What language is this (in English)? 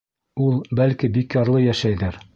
Bashkir